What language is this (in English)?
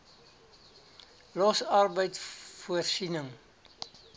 Afrikaans